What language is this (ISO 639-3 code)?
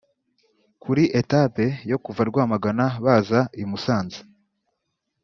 kin